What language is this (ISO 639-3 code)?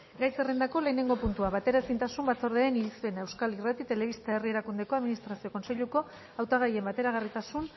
eus